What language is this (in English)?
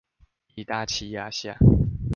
Chinese